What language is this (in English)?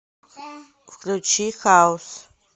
Russian